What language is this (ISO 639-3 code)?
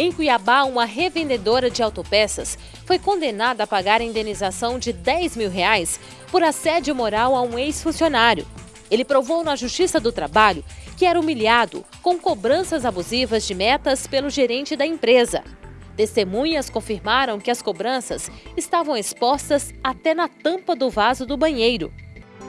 por